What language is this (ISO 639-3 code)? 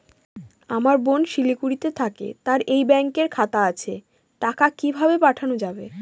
ben